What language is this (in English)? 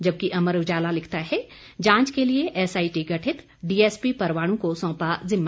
Hindi